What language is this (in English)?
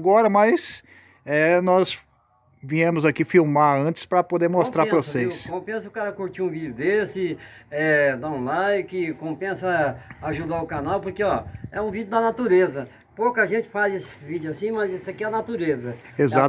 Portuguese